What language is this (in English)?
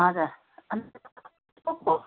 Nepali